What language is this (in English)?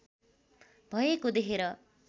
Nepali